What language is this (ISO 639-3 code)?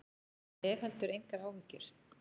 isl